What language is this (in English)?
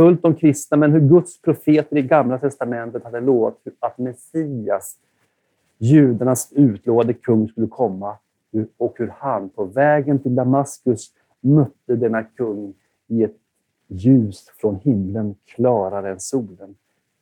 Swedish